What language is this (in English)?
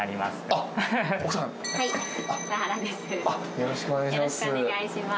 Japanese